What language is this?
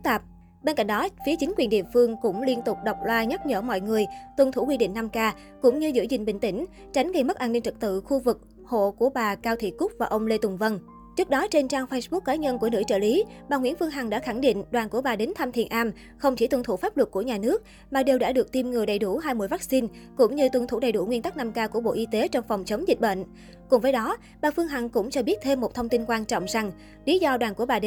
Vietnamese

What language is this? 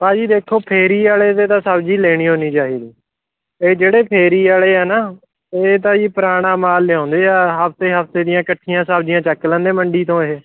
Punjabi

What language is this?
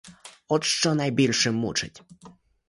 Ukrainian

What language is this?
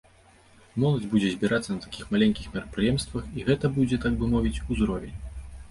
Belarusian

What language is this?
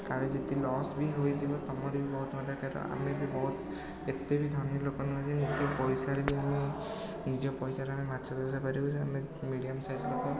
Odia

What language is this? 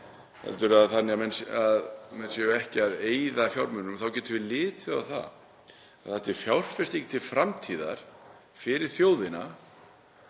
Icelandic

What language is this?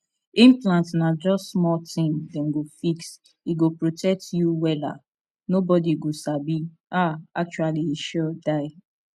Nigerian Pidgin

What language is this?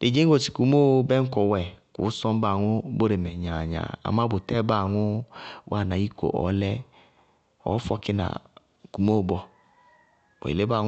Bago-Kusuntu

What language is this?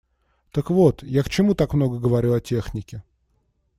Russian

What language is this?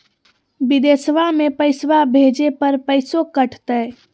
Magahi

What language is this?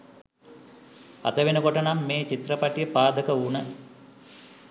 Sinhala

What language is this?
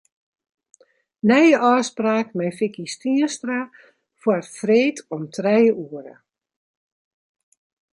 Western Frisian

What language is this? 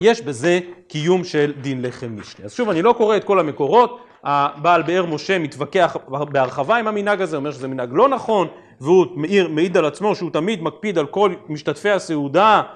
Hebrew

